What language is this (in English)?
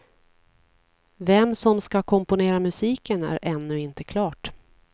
Swedish